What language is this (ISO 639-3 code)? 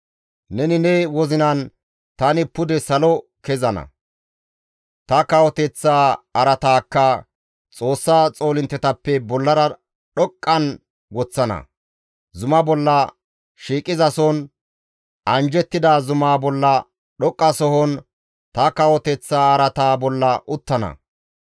gmv